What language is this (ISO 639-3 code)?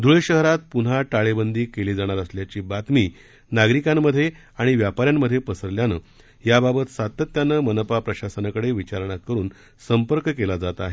mar